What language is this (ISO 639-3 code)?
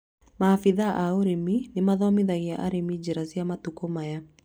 kik